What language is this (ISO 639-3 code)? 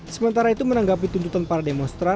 ind